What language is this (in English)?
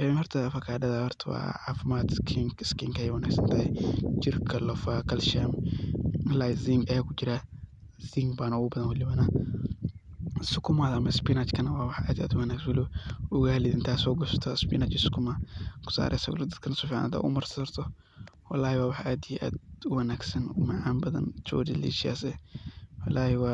Somali